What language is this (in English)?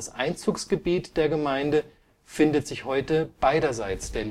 German